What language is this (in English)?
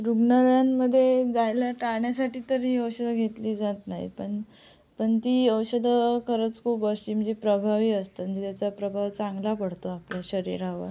Marathi